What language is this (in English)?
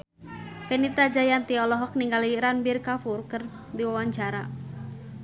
Sundanese